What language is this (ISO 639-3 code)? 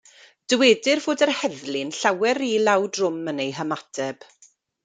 cym